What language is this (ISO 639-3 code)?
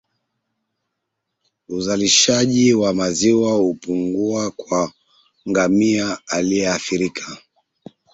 swa